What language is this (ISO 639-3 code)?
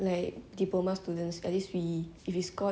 eng